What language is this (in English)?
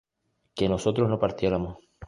Spanish